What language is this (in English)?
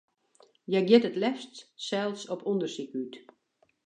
Western Frisian